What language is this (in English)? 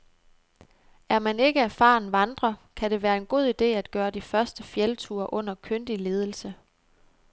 Danish